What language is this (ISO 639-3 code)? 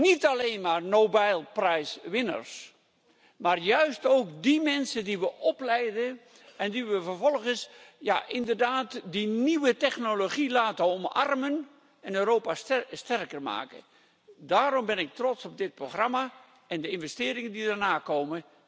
nld